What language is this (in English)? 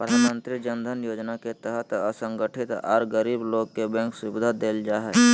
Magahi